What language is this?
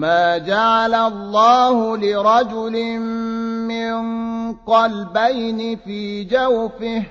Arabic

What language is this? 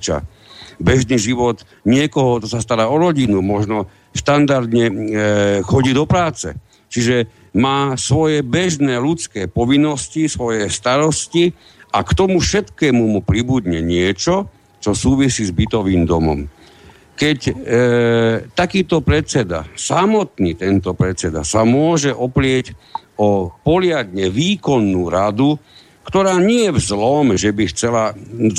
Slovak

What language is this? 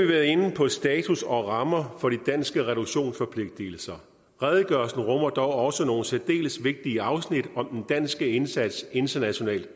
Danish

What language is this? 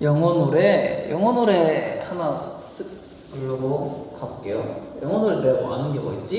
Korean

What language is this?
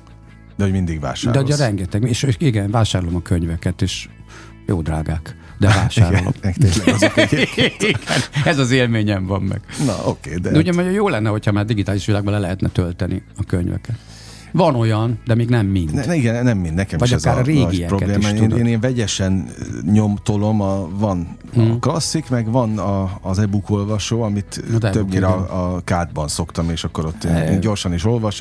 Hungarian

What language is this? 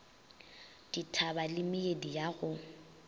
Northern Sotho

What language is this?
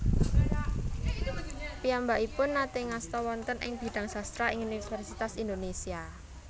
Javanese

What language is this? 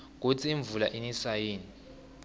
Swati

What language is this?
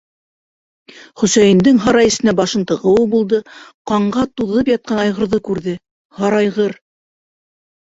Bashkir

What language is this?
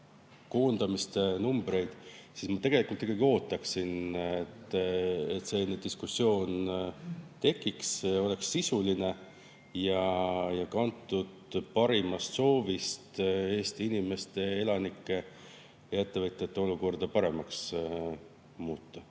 Estonian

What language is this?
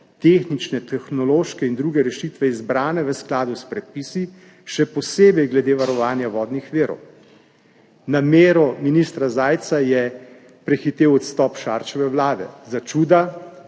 Slovenian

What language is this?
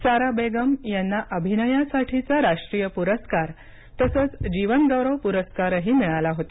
Marathi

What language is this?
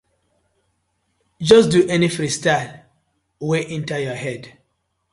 Nigerian Pidgin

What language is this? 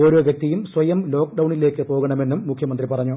Malayalam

